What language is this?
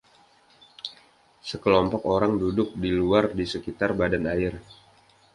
Indonesian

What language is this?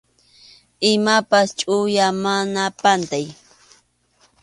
Arequipa-La Unión Quechua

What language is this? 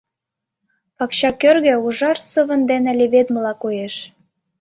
Mari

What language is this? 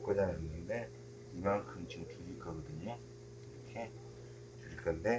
Korean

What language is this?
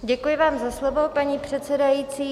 Czech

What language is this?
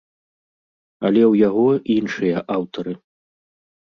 Belarusian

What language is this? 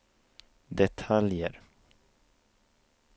Swedish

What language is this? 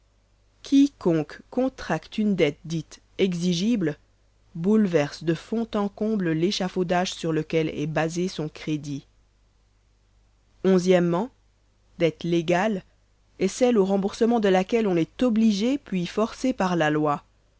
French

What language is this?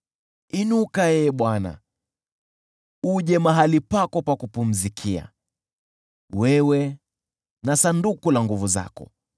Swahili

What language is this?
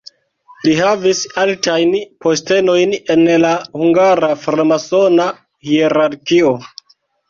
Esperanto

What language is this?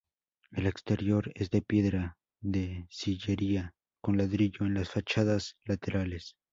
Spanish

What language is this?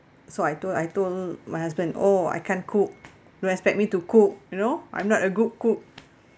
English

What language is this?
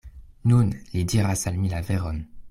Esperanto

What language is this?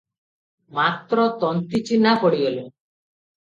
Odia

